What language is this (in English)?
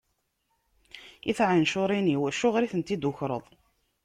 Kabyle